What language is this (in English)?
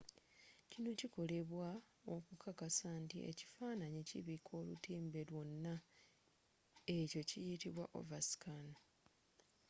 Ganda